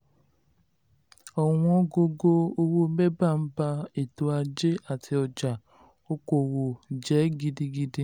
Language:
Yoruba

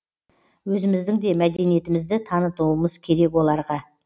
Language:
Kazakh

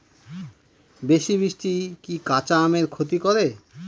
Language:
Bangla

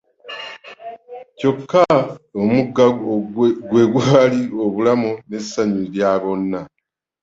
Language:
Ganda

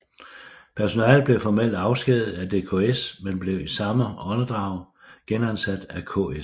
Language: Danish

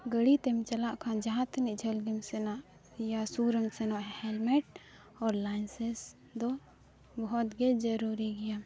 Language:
Santali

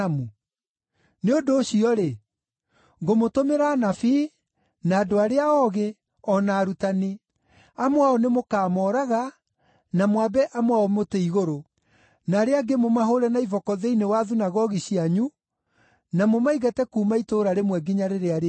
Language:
Kikuyu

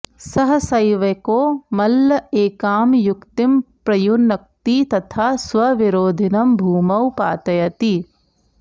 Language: Sanskrit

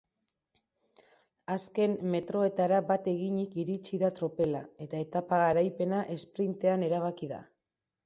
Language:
Basque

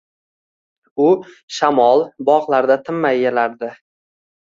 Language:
Uzbek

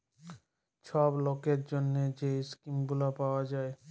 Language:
Bangla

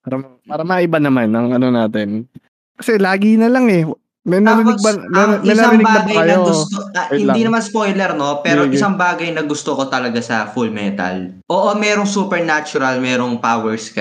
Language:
Filipino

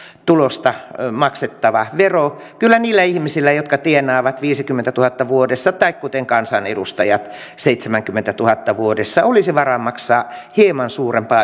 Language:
Finnish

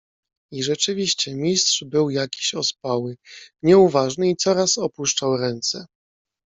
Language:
Polish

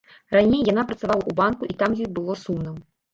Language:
Belarusian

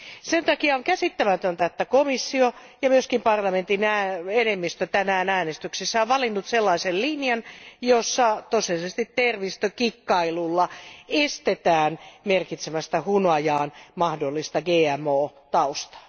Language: Finnish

